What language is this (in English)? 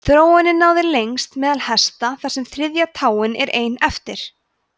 Icelandic